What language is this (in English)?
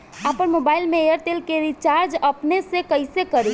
Bhojpuri